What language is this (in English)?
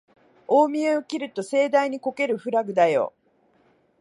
Japanese